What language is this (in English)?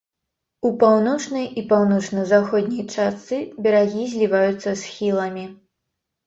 Belarusian